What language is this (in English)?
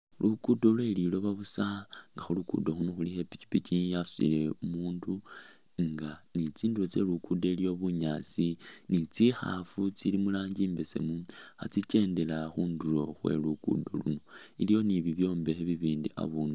Masaaba